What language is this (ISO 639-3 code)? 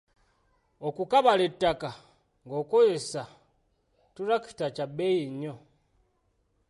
lug